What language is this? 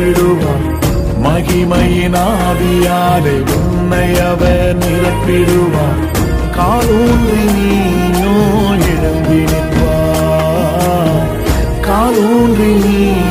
Tamil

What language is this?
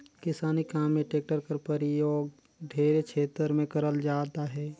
Chhattisgarhi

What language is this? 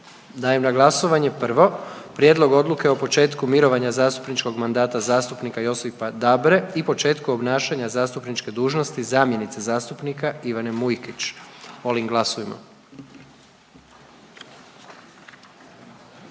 Croatian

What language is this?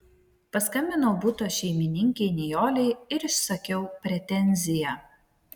Lithuanian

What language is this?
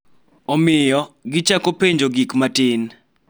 Luo (Kenya and Tanzania)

